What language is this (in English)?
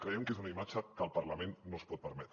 Catalan